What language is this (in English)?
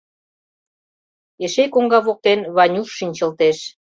Mari